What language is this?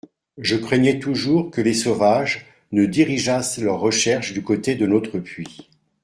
French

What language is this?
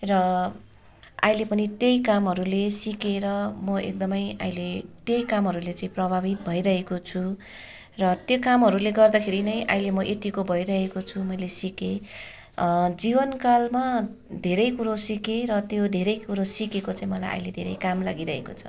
Nepali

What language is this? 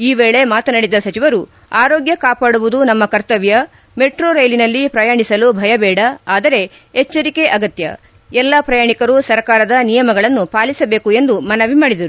Kannada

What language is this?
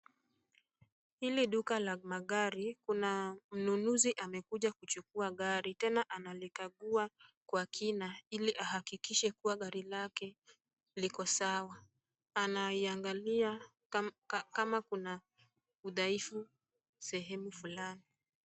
Swahili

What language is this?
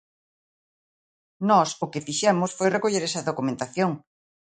Galician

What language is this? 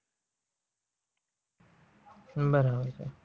Gujarati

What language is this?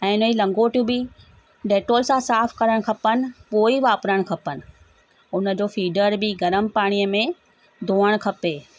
Sindhi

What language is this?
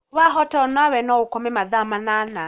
Kikuyu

